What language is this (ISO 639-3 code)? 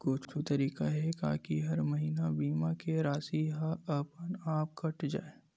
hne